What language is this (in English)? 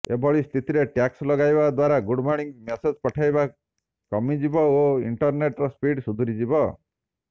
Odia